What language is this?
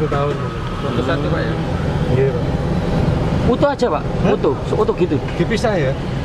Indonesian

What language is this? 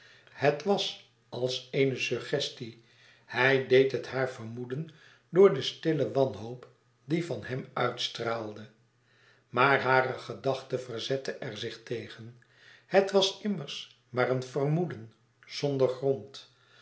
Dutch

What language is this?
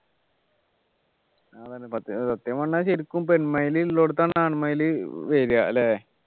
Malayalam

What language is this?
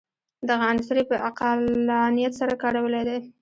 Pashto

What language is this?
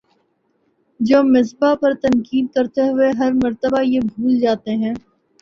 Urdu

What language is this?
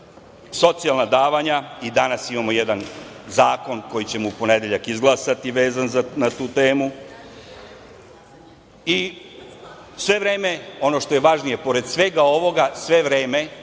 Serbian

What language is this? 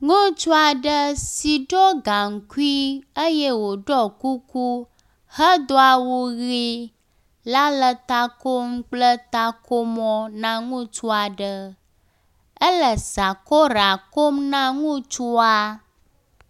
Ewe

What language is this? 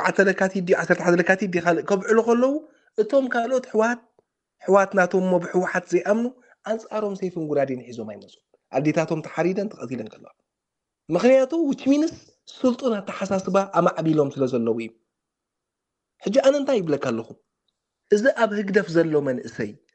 Arabic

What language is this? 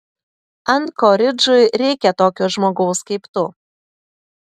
Lithuanian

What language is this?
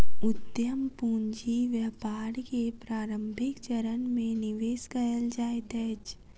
Maithili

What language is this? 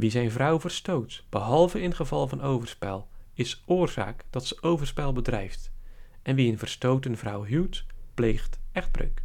Dutch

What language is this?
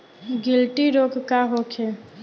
Bhojpuri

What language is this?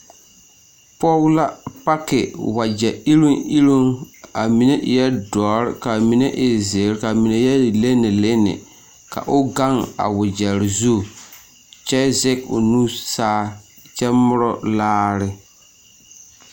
Southern Dagaare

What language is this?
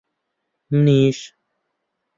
Central Kurdish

